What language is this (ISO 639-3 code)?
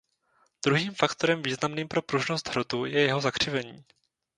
ces